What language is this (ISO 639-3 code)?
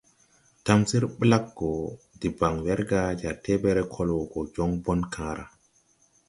tui